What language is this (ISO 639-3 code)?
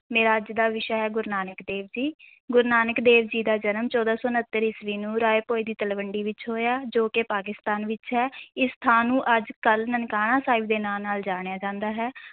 pan